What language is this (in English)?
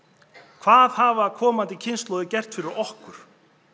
Icelandic